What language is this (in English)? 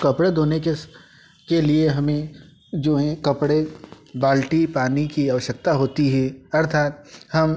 Hindi